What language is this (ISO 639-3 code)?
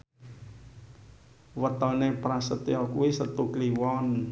jav